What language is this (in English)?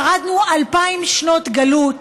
Hebrew